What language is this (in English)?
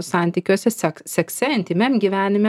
Lithuanian